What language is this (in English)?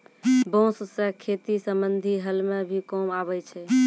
Maithili